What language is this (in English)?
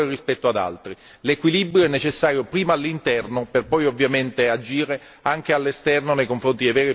Italian